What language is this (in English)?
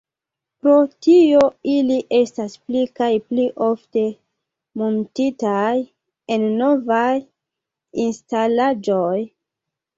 Esperanto